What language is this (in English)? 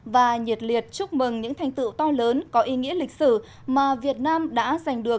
Vietnamese